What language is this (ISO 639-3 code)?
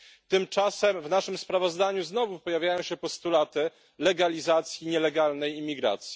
pol